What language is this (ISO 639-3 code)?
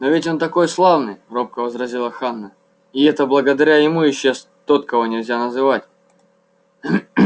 rus